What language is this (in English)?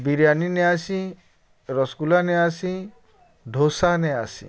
Odia